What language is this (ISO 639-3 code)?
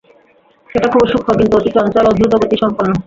ben